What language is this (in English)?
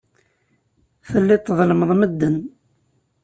Kabyle